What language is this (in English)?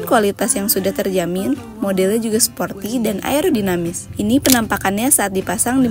Indonesian